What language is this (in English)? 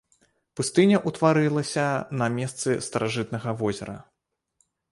Belarusian